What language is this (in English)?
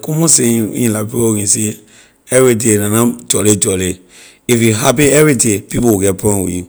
Liberian English